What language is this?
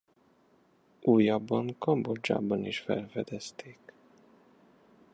Hungarian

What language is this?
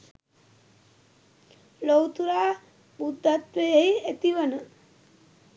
Sinhala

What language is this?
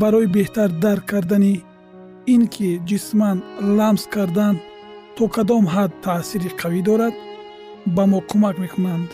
Persian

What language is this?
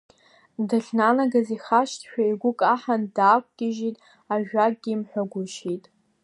Abkhazian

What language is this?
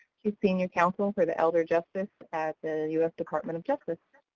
English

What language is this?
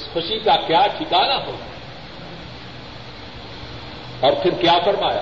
Urdu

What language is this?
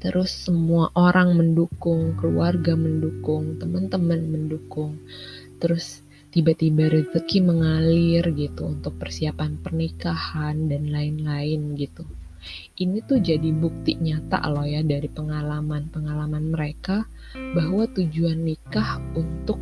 Indonesian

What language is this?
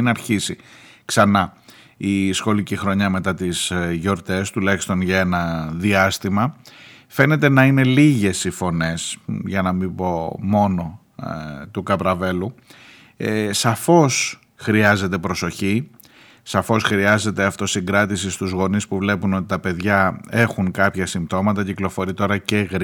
Greek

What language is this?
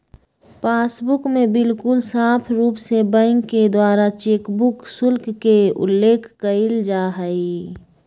Magahi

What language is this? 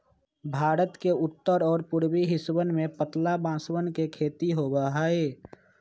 Magahi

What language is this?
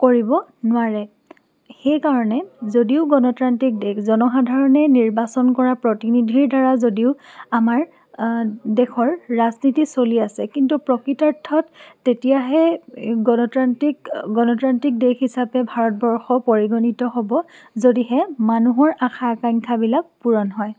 Assamese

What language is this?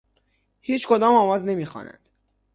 Persian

